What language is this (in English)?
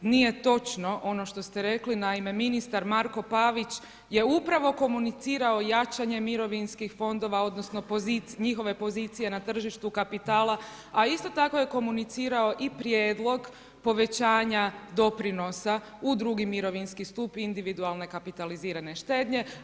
Croatian